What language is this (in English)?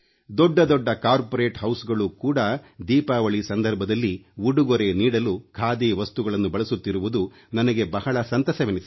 Kannada